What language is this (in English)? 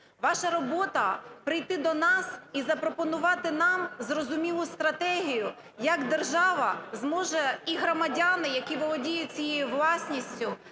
Ukrainian